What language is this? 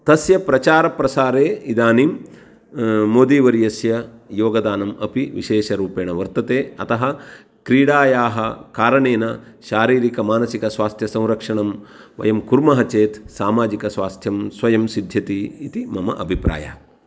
Sanskrit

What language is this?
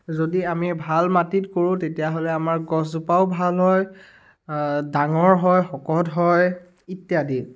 Assamese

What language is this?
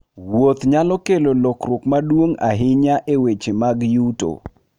Luo (Kenya and Tanzania)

